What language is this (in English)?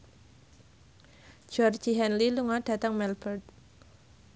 Javanese